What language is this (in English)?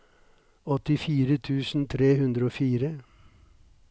Norwegian